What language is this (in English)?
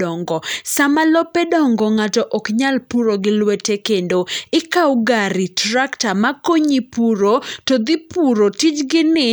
Luo (Kenya and Tanzania)